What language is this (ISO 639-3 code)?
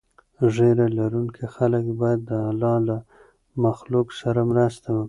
pus